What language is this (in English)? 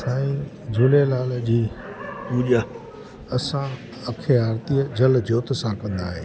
Sindhi